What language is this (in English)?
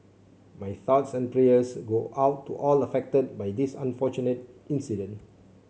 English